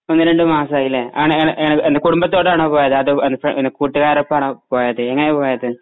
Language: Malayalam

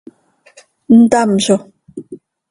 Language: Seri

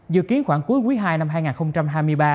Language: Vietnamese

